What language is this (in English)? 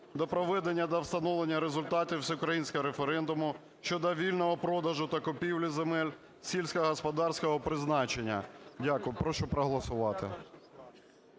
Ukrainian